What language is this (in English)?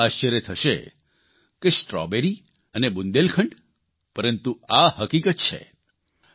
Gujarati